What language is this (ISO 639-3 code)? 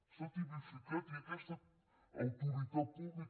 cat